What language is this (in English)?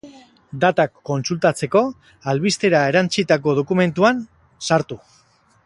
Basque